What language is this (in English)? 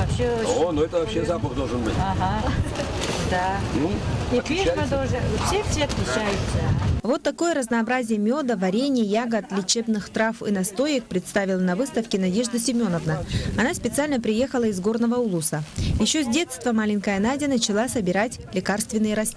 Russian